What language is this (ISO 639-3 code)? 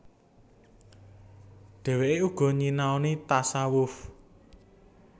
jav